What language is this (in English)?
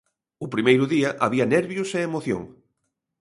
Galician